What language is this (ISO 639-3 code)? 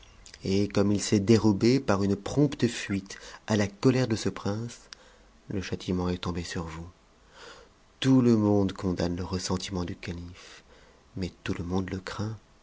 fra